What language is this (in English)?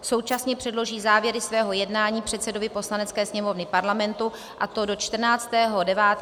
Czech